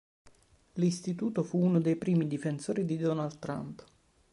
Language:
Italian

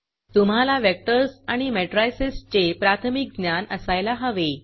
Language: Marathi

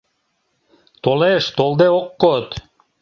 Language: Mari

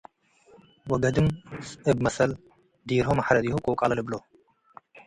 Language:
Tigre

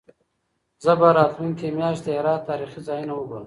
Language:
Pashto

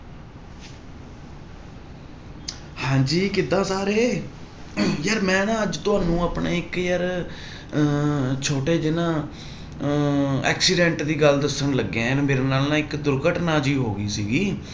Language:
Punjabi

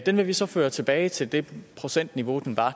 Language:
Danish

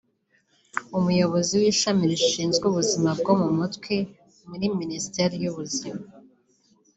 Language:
Kinyarwanda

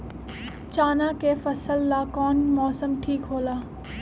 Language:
Magahi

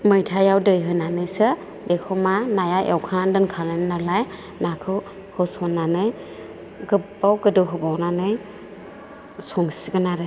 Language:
Bodo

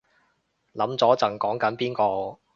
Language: Cantonese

